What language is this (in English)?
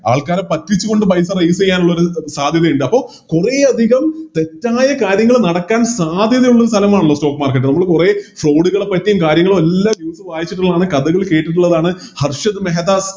Malayalam